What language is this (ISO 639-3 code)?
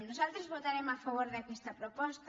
cat